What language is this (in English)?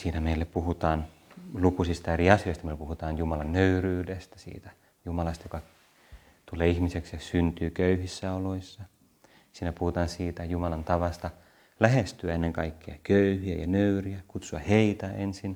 Finnish